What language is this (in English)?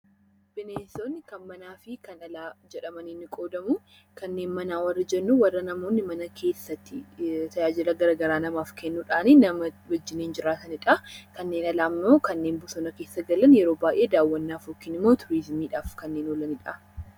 Oromo